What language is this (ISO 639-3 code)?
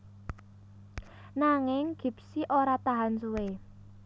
jav